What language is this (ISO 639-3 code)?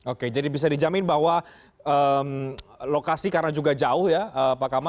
ind